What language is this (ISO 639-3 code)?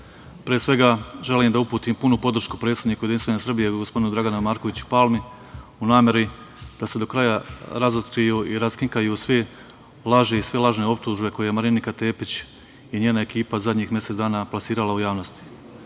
srp